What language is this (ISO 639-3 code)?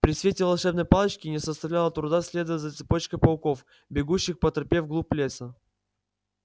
rus